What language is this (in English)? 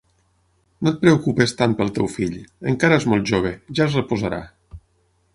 Catalan